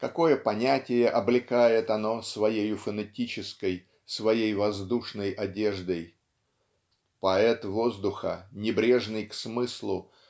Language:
Russian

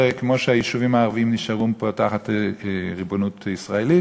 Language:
Hebrew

